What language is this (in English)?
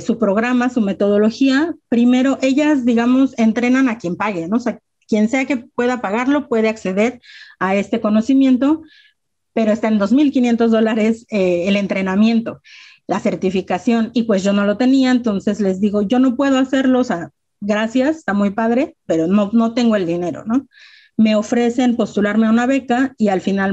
Spanish